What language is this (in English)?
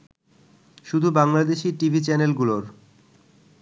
Bangla